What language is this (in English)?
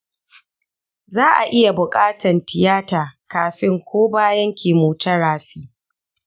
Hausa